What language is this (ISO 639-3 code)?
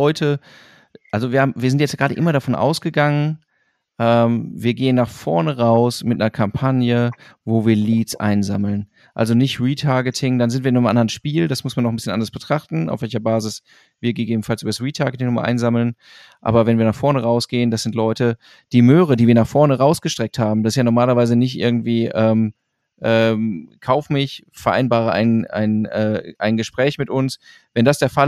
deu